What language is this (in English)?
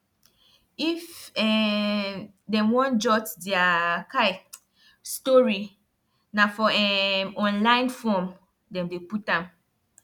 Nigerian Pidgin